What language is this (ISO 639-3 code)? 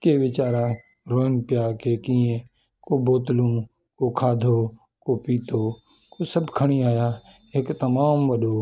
snd